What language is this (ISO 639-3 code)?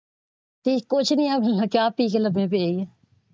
pan